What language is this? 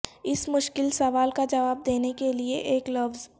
Urdu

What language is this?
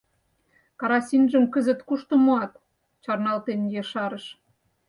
Mari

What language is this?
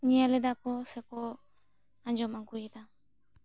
Santali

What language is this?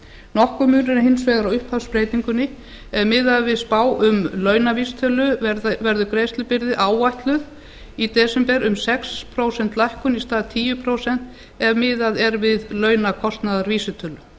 Icelandic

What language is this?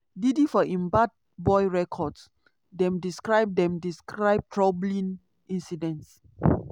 Nigerian Pidgin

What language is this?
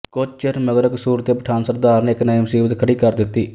Punjabi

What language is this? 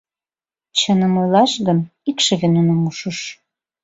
Mari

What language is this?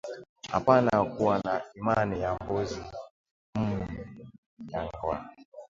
Swahili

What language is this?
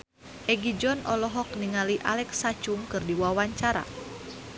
Sundanese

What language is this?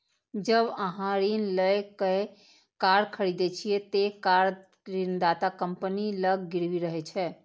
Maithili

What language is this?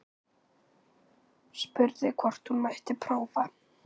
Icelandic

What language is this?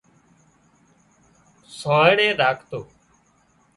Wadiyara Koli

